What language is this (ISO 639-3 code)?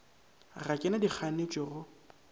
nso